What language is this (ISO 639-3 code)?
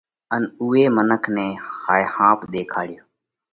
kvx